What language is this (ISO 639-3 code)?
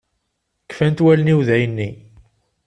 kab